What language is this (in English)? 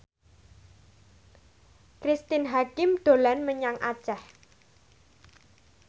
Javanese